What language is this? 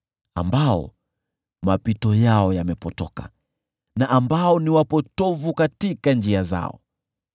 Swahili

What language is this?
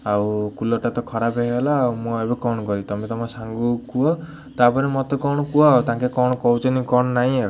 Odia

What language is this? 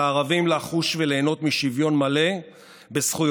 Hebrew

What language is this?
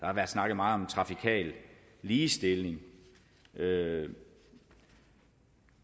Danish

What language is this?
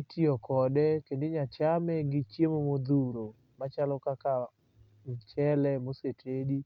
Luo (Kenya and Tanzania)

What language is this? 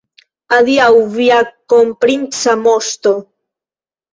Esperanto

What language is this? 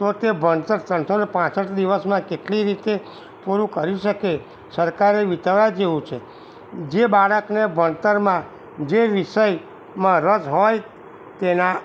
Gujarati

